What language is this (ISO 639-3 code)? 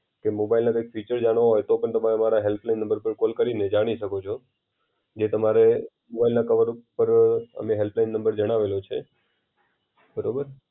guj